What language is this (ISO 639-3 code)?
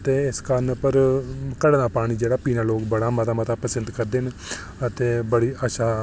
doi